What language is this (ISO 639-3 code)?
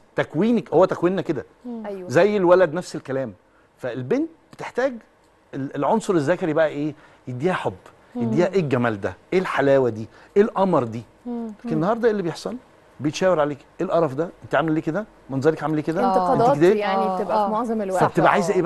ara